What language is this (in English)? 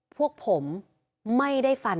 Thai